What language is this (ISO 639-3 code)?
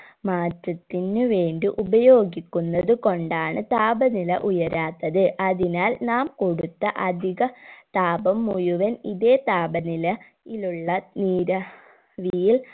mal